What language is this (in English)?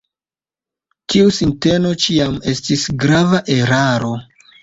Esperanto